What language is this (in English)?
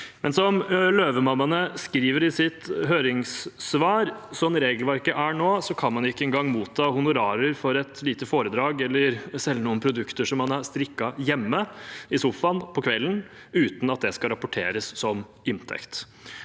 Norwegian